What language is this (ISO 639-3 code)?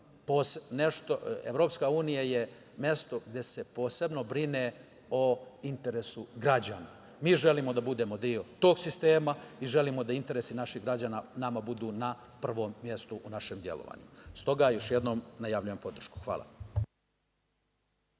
srp